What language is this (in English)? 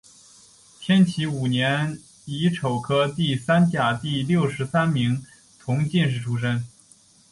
Chinese